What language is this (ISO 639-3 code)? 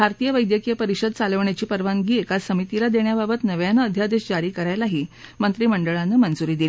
mar